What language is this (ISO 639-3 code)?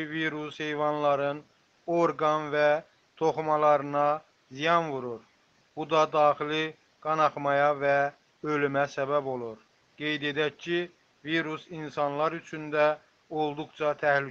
tur